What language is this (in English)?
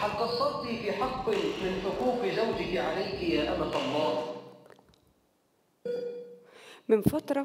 Arabic